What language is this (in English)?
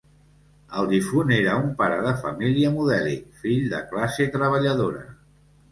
Catalan